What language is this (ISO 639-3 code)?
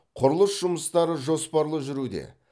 kaz